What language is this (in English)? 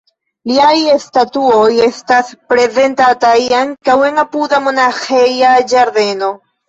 Esperanto